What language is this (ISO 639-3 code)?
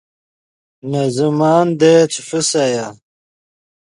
ydg